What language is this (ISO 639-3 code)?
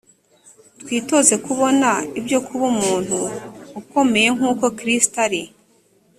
kin